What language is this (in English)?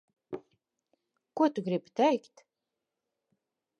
Latvian